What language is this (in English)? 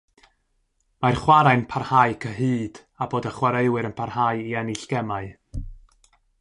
Welsh